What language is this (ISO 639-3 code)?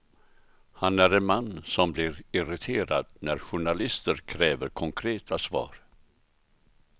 swe